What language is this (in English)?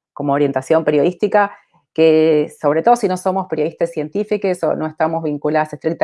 Spanish